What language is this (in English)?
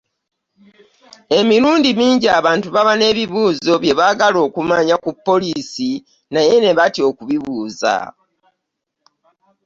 Ganda